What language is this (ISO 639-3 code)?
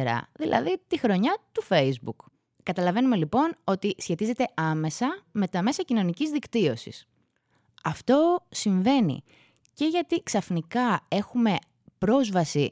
ell